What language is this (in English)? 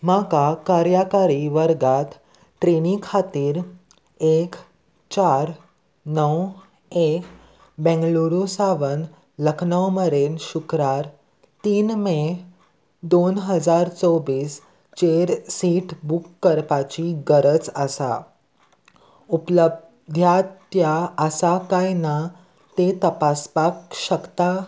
Konkani